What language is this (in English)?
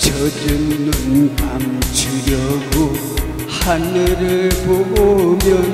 Korean